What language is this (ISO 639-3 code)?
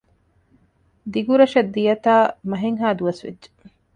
div